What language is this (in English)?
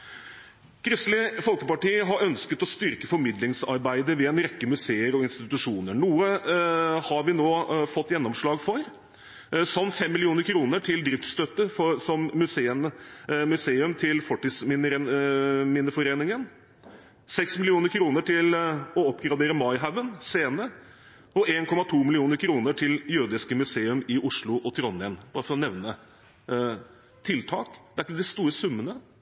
Norwegian Bokmål